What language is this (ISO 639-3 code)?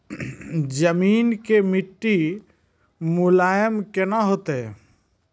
mai